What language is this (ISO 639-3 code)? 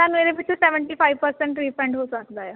pan